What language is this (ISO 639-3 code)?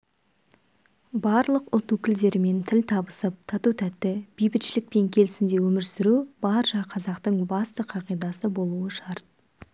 kaz